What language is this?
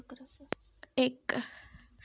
Dogri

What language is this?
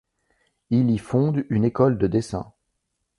French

